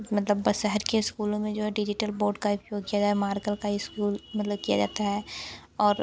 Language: Hindi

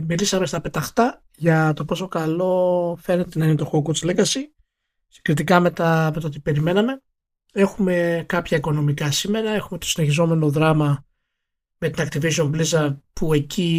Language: Greek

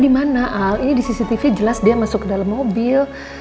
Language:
Indonesian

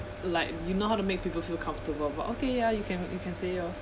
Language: English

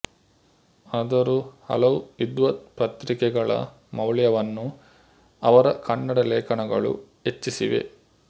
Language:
Kannada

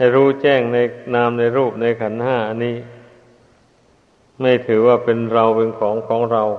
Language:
Thai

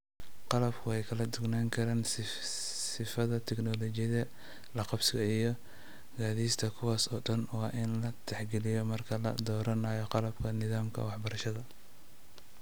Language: Somali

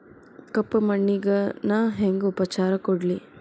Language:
Kannada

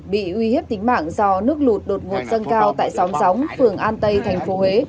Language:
Vietnamese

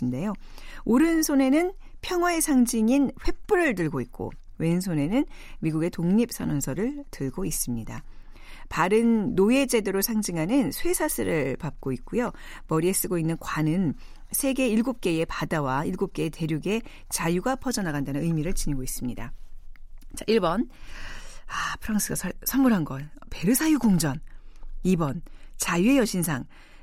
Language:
Korean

